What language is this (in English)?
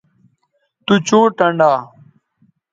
Bateri